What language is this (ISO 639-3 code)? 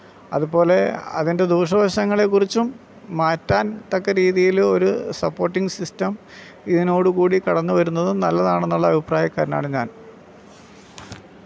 mal